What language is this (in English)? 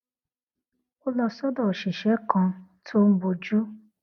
Yoruba